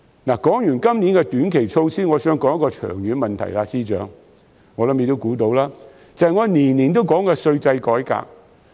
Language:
Cantonese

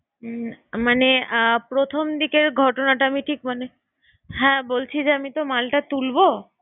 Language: Bangla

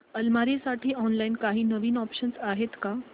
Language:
Marathi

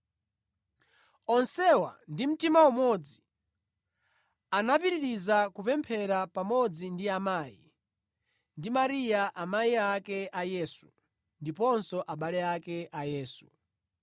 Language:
Nyanja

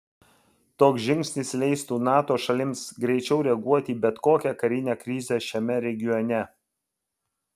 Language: Lithuanian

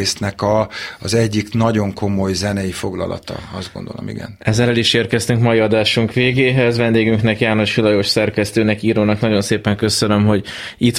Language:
Hungarian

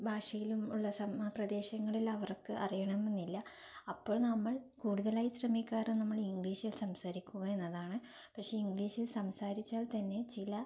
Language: Malayalam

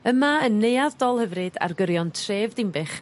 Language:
Welsh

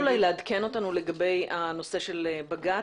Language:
Hebrew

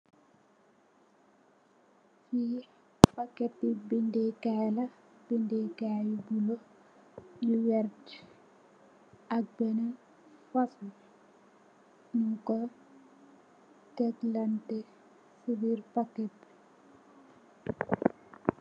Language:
Wolof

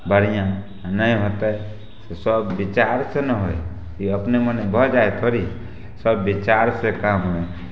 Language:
Maithili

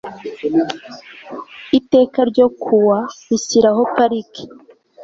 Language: Kinyarwanda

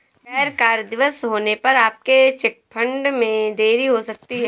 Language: Hindi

